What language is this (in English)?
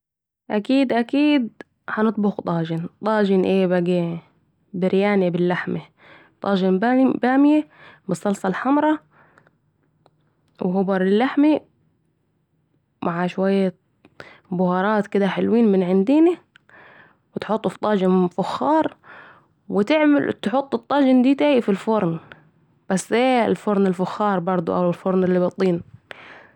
Saidi Arabic